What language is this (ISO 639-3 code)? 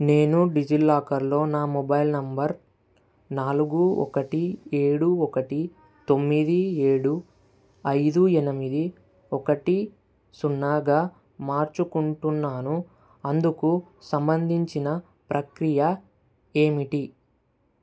tel